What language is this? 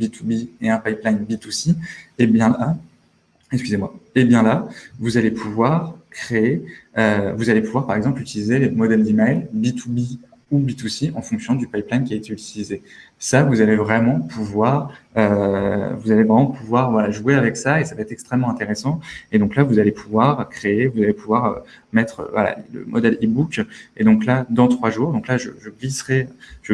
French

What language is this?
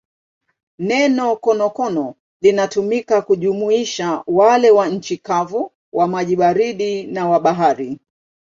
Swahili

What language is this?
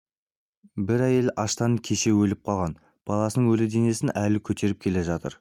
Kazakh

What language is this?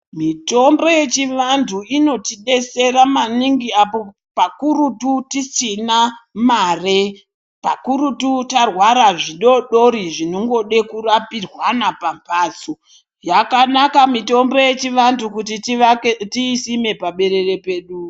Ndau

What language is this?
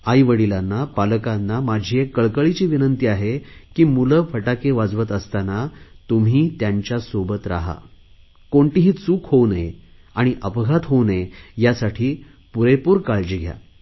Marathi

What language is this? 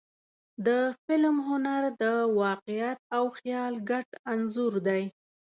Pashto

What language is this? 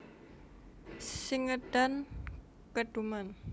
Javanese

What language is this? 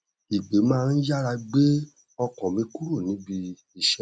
Yoruba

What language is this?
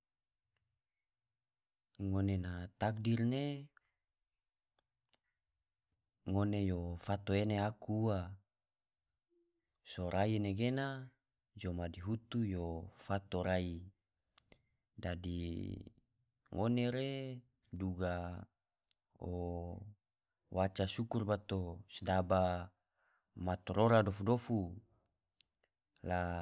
Tidore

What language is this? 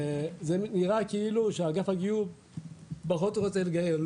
Hebrew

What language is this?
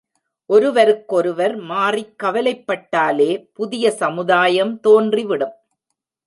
Tamil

